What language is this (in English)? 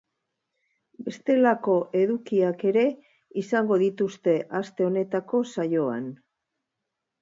Basque